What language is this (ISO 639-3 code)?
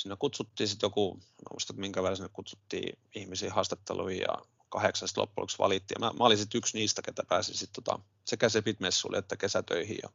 fin